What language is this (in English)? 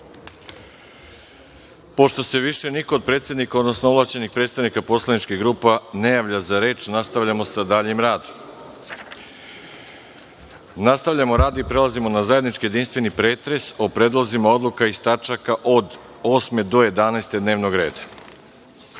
Serbian